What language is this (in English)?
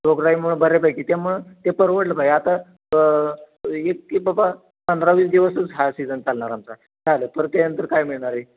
Marathi